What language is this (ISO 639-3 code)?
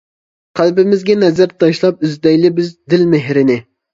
uig